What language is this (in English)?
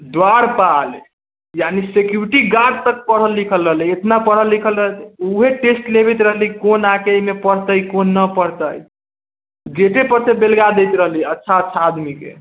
Maithili